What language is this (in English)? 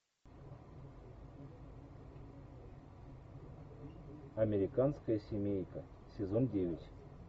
Russian